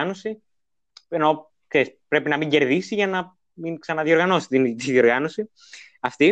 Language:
Greek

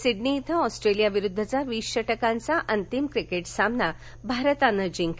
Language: Marathi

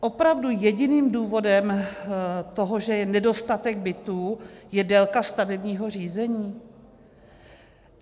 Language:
Czech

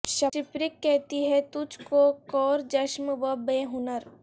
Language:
Urdu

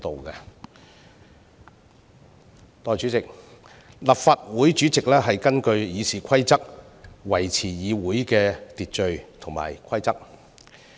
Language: Cantonese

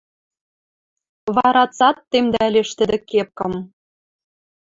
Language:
Western Mari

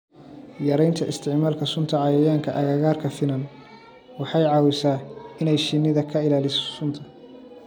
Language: Somali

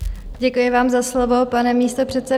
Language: Czech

